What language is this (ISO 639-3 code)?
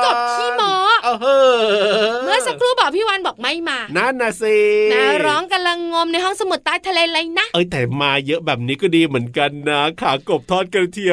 tha